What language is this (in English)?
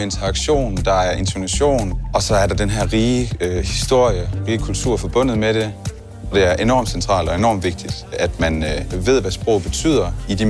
Danish